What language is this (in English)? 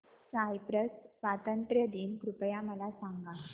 Marathi